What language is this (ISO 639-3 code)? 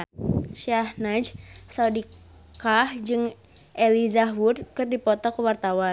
sun